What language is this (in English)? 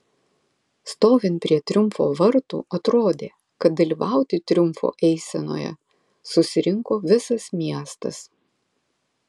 Lithuanian